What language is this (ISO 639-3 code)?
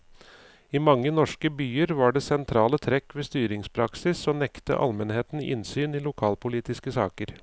nor